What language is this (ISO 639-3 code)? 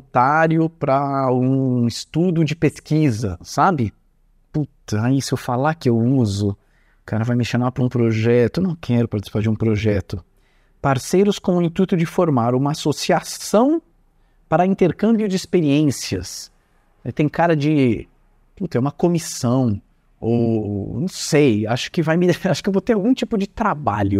por